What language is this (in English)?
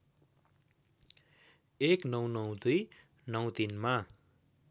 Nepali